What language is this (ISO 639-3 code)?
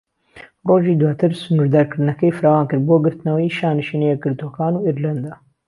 ckb